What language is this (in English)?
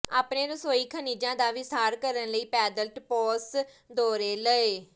Punjabi